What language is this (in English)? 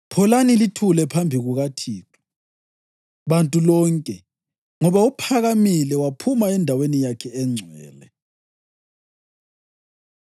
North Ndebele